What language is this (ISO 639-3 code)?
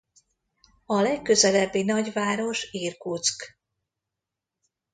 hun